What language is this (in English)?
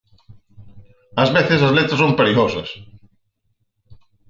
Galician